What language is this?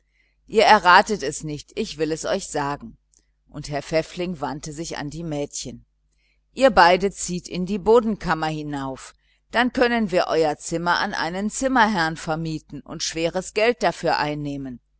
German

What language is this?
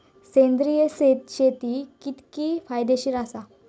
Marathi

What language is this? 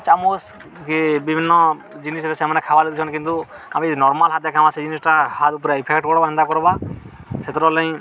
Odia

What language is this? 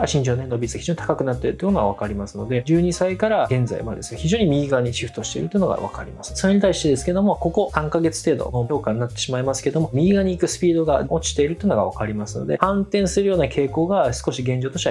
Japanese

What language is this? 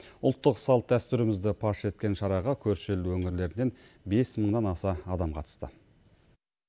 Kazakh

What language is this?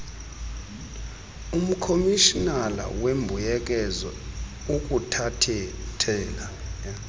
Xhosa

